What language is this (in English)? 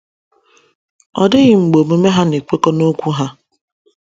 Igbo